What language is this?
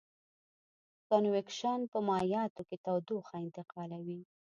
Pashto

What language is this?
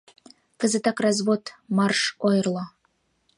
Mari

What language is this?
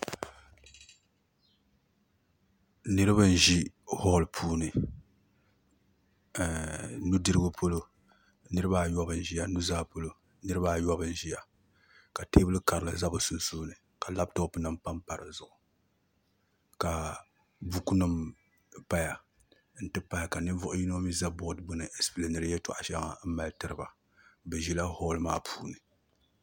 Dagbani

